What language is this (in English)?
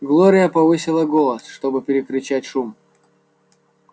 Russian